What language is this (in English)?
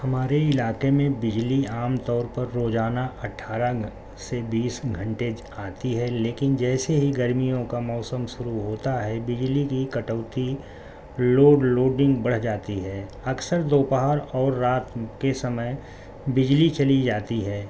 Urdu